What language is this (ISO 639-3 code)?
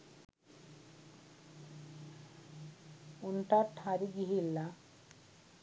sin